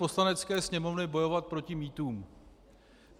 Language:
Czech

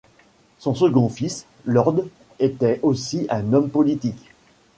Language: French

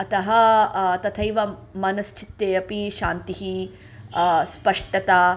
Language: Sanskrit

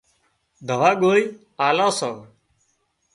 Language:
Wadiyara Koli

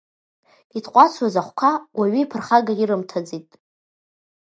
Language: Abkhazian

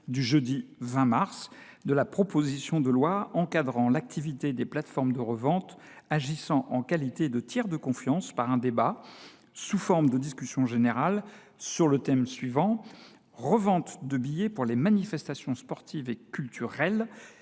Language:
French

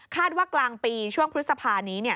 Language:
Thai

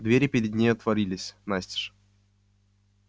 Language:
Russian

